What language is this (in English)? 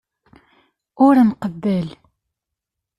Kabyle